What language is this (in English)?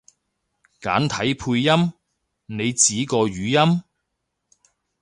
Cantonese